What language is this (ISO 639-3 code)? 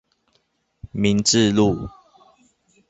zho